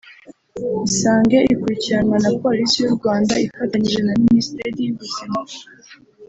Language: Kinyarwanda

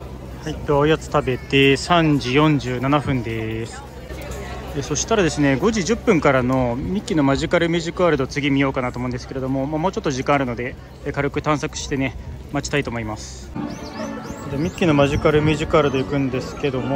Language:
Japanese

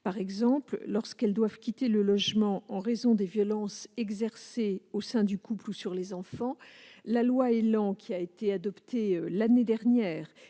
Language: French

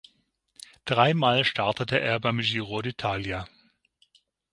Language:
German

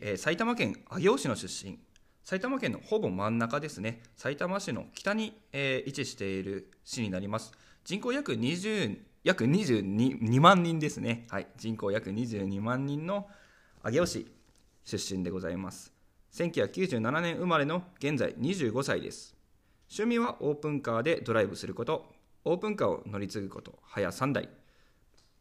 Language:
Japanese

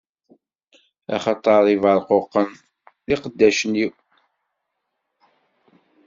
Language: Kabyle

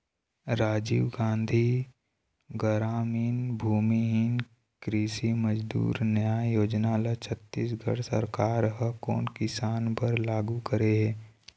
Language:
Chhattisgarhi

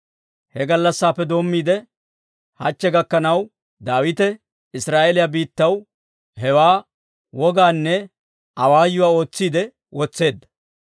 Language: Dawro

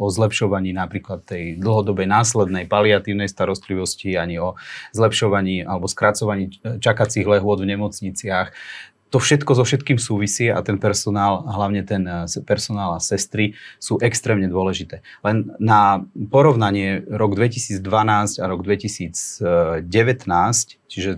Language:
Slovak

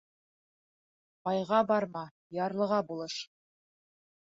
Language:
Bashkir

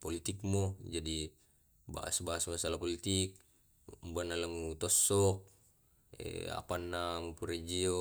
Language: Tae'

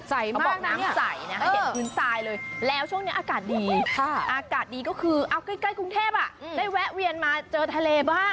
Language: Thai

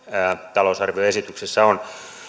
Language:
Finnish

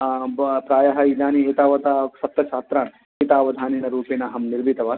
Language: Sanskrit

